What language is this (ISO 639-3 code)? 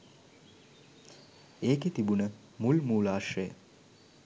sin